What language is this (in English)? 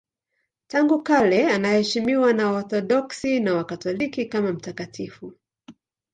Swahili